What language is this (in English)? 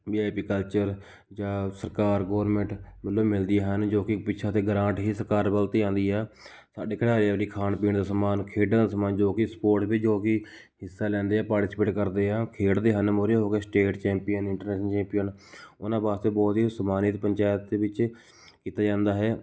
Punjabi